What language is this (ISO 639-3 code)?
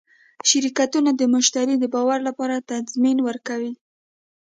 pus